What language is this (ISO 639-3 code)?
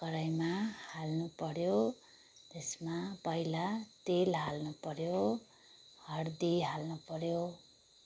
nep